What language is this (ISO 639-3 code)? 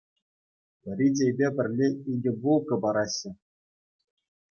chv